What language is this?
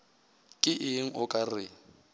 Northern Sotho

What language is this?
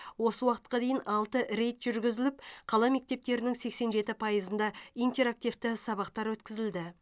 Kazakh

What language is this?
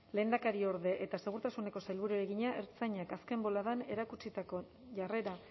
Basque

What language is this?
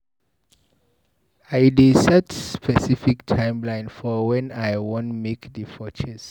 Nigerian Pidgin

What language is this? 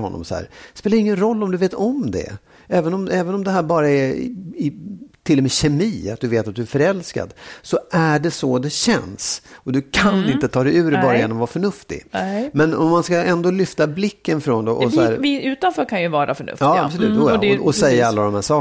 Swedish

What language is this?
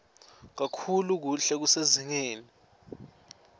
Swati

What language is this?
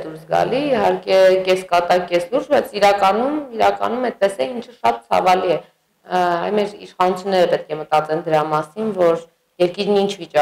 Turkish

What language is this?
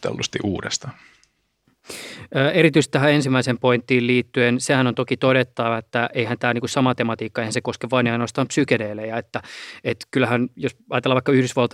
Finnish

